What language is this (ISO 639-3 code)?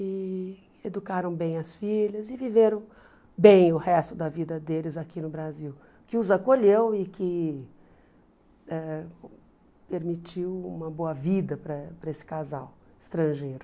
por